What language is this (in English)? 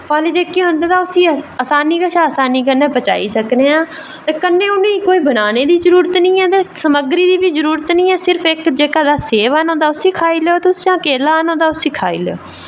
Dogri